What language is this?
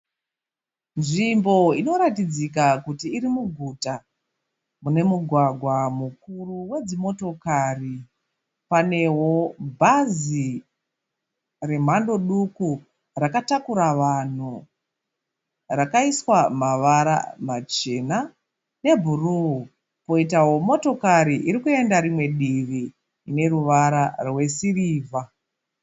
Shona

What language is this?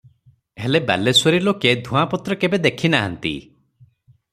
Odia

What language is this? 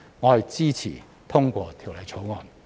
Cantonese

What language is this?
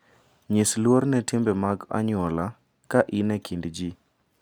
Luo (Kenya and Tanzania)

